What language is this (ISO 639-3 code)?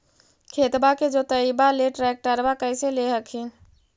mag